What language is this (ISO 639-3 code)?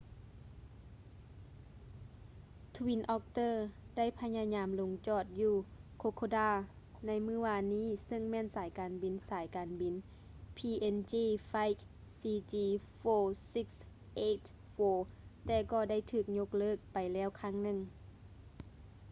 lao